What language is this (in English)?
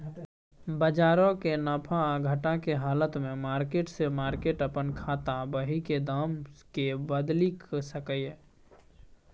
Maithili